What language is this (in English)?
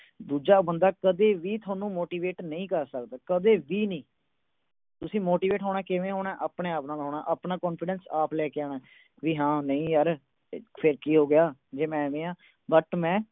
Punjabi